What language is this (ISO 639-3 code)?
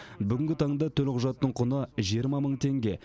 kaz